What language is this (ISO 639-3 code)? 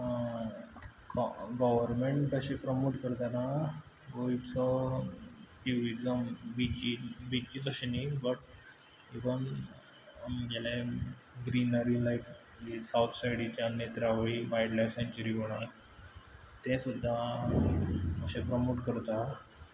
kok